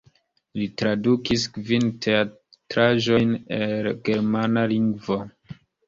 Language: Esperanto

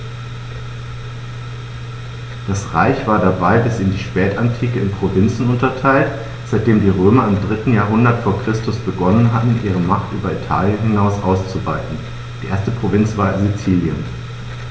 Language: German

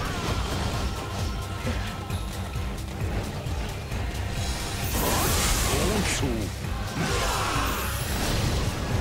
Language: Japanese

